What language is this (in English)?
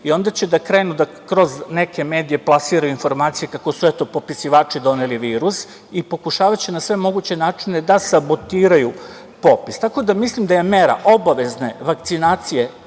Serbian